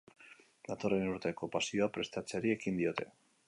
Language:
Basque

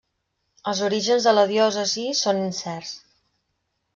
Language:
Catalan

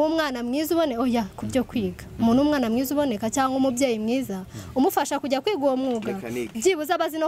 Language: French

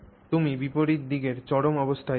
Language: Bangla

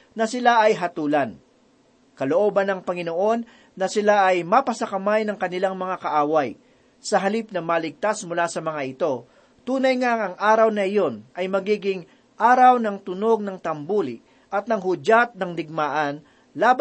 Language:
Filipino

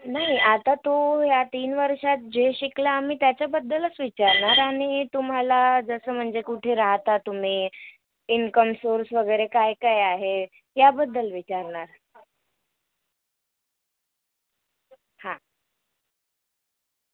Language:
Marathi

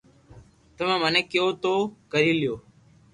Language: Loarki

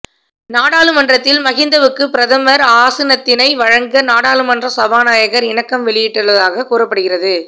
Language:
Tamil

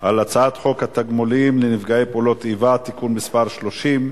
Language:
Hebrew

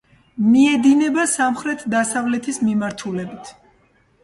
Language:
Georgian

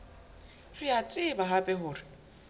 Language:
Southern Sotho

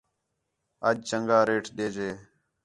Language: Khetrani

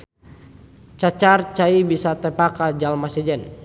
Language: Sundanese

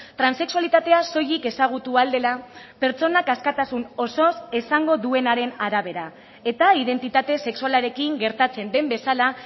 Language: Basque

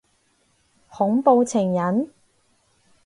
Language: Cantonese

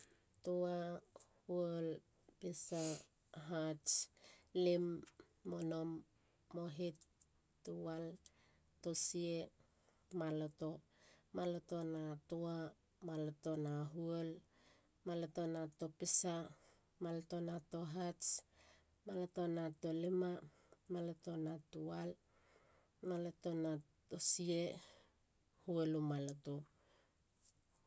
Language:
Halia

